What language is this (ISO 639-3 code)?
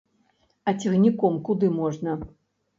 bel